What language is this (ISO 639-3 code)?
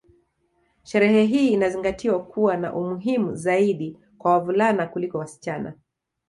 swa